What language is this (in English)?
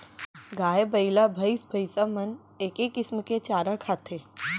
Chhattisgarhi